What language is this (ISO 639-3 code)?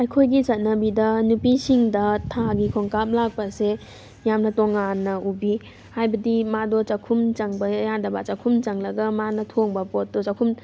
mni